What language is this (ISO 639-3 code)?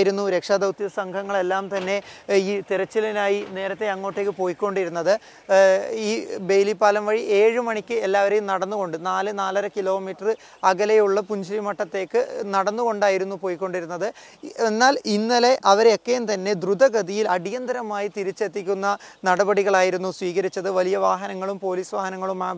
mal